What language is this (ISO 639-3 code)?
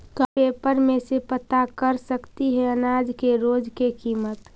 mag